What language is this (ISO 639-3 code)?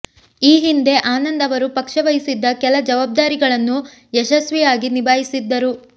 kan